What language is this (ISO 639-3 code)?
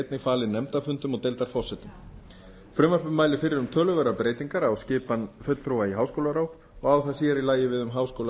isl